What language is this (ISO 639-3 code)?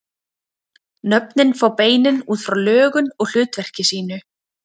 isl